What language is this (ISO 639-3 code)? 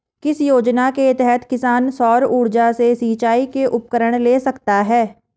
hin